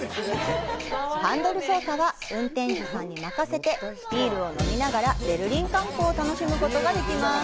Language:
Japanese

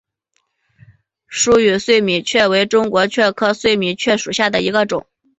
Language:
Chinese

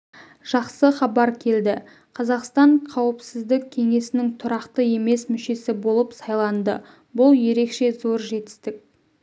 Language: Kazakh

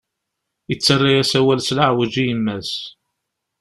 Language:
Kabyle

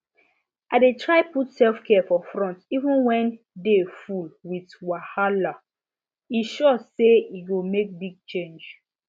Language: Nigerian Pidgin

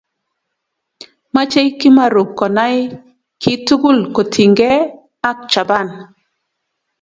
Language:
Kalenjin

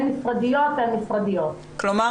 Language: Hebrew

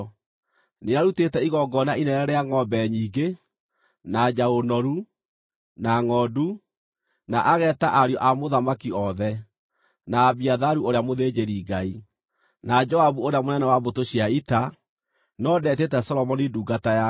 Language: Kikuyu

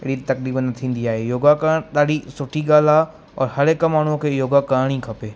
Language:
Sindhi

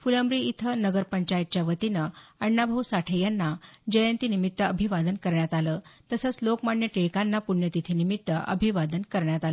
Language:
Marathi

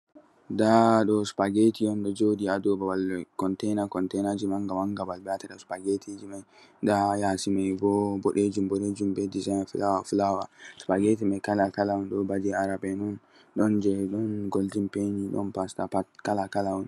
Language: Fula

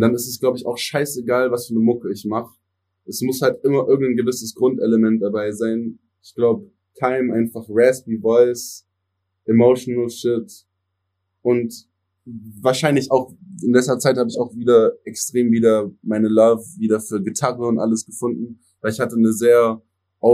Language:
German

